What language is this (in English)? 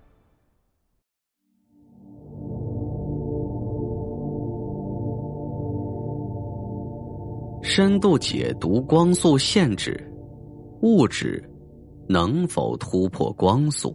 Chinese